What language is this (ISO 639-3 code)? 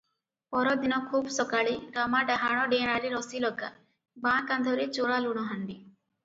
ori